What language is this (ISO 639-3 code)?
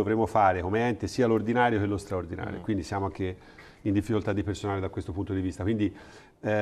ita